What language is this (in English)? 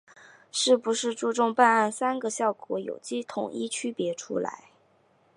Chinese